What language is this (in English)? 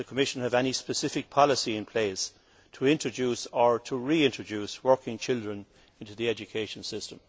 English